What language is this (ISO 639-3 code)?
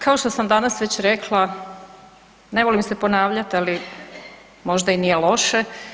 hrv